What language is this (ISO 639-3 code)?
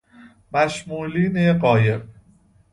fas